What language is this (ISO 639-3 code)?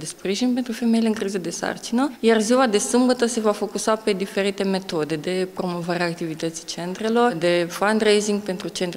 ron